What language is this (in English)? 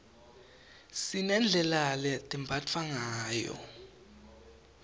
Swati